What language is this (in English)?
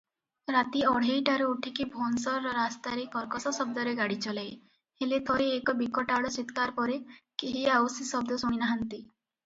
Odia